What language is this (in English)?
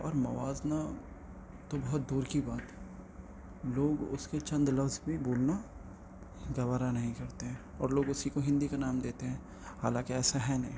Urdu